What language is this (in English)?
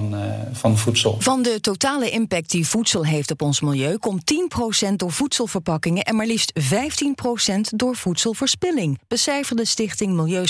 Dutch